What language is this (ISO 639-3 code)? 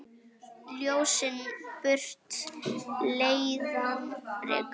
isl